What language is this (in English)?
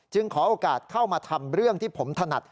Thai